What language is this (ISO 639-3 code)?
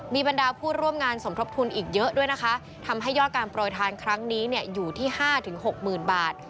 tha